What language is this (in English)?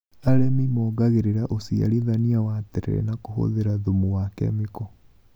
Kikuyu